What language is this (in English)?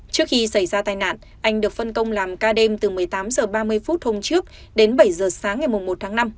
Vietnamese